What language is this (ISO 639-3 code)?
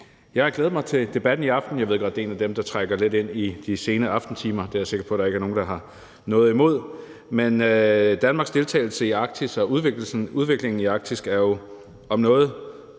dan